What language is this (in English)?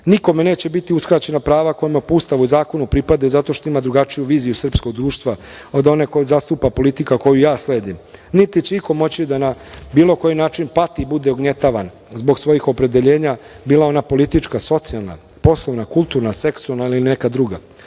Serbian